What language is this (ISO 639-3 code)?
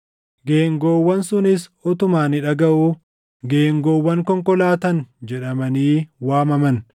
orm